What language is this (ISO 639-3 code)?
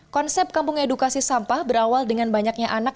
ind